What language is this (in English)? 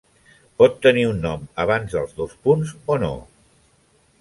Catalan